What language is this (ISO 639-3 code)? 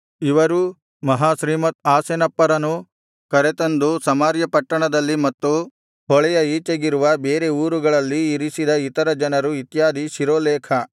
kan